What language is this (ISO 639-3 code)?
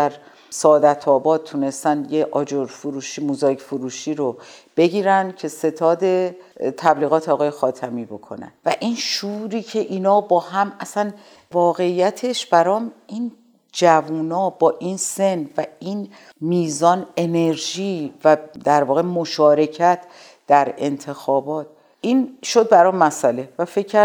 fas